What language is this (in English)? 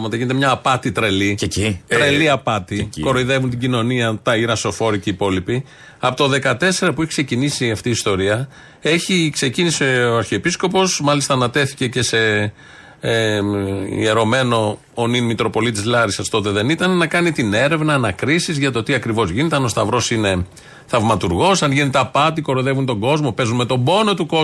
Greek